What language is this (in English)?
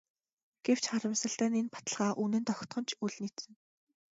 Mongolian